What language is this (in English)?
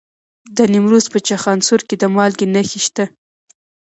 Pashto